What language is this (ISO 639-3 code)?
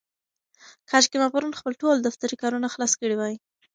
pus